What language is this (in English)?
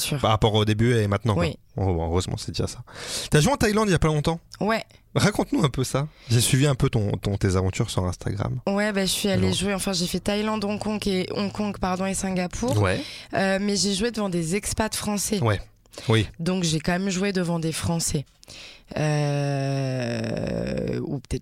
French